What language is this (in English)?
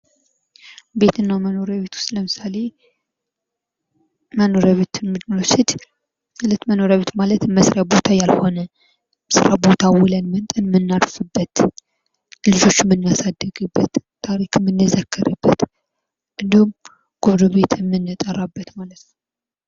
Amharic